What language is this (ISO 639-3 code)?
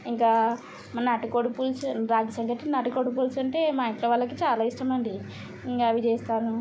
tel